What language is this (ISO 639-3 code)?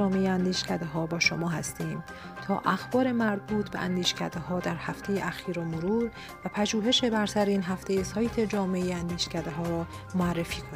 fas